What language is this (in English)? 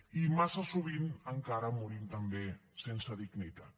Catalan